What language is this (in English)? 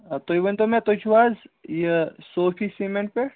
Kashmiri